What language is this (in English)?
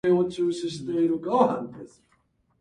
Japanese